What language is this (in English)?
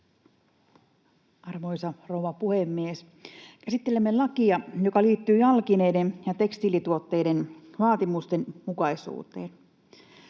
Finnish